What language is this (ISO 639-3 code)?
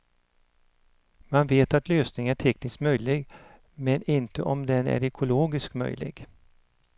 swe